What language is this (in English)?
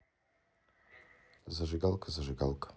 Russian